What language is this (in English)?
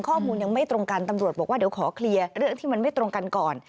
Thai